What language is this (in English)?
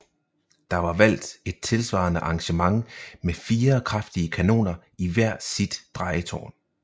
Danish